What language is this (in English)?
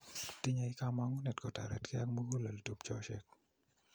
Kalenjin